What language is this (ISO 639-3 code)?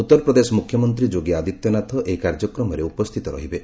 ori